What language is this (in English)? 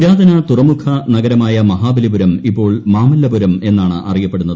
Malayalam